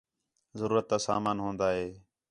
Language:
Khetrani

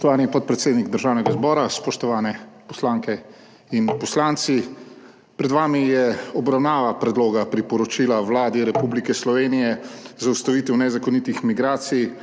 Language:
Slovenian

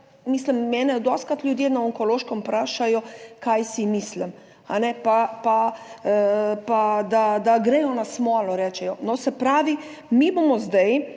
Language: Slovenian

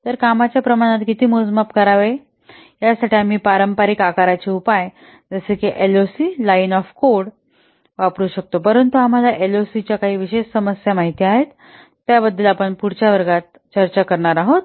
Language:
Marathi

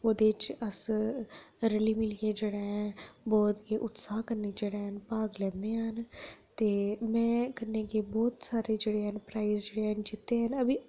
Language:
Dogri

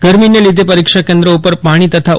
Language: Gujarati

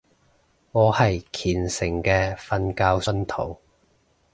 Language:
Cantonese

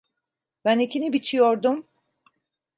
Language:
Turkish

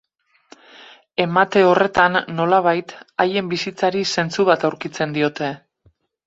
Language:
Basque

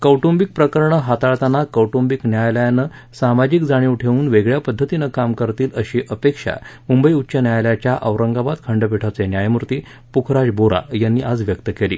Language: Marathi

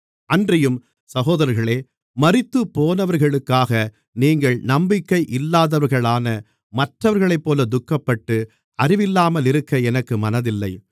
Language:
Tamil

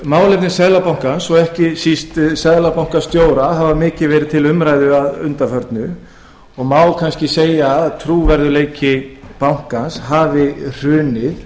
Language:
Icelandic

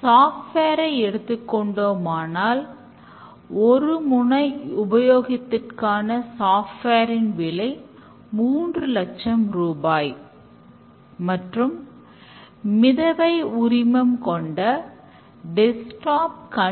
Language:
Tamil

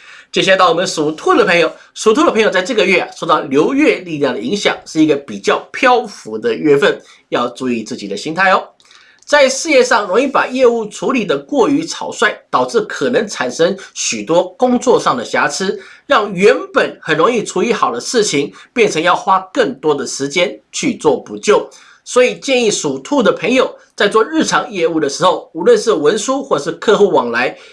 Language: Chinese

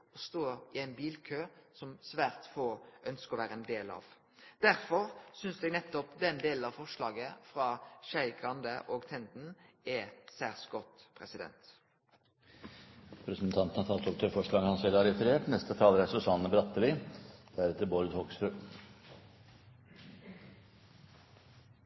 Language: Norwegian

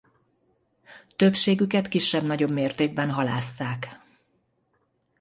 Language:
Hungarian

